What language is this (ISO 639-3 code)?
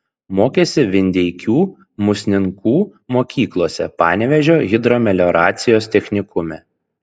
lit